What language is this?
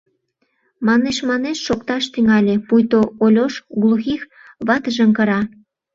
Mari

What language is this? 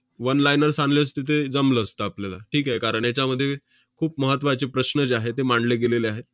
Marathi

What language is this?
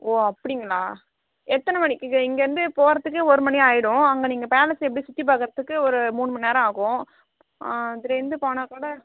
Tamil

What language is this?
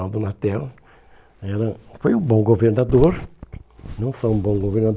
Portuguese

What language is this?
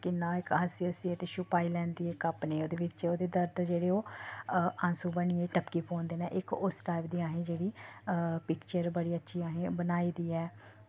Dogri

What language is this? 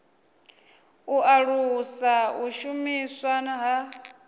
Venda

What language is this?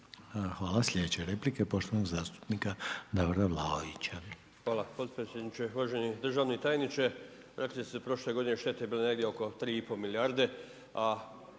Croatian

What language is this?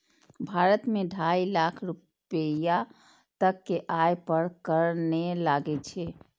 Maithili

